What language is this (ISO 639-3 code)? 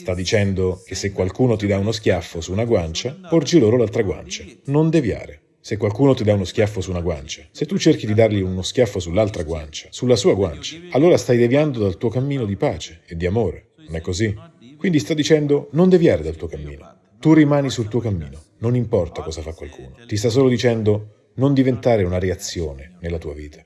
ita